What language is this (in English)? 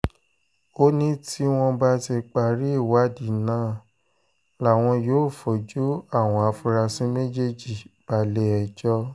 Yoruba